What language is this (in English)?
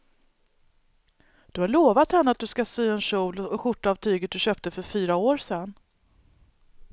Swedish